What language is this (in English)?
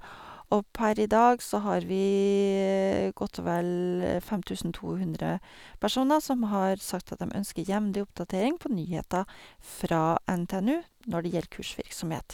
Norwegian